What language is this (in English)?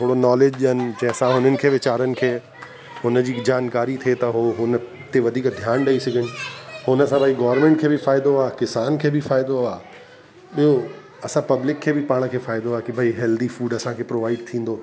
Sindhi